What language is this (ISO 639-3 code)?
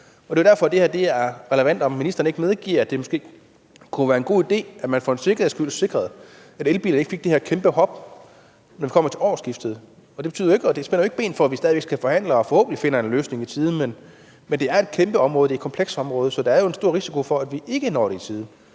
dan